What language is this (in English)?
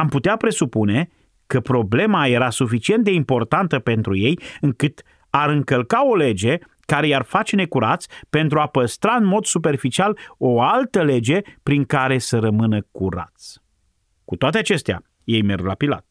Romanian